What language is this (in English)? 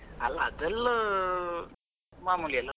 Kannada